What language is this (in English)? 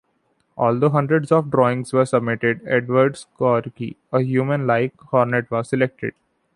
English